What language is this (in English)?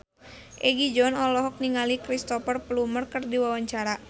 Sundanese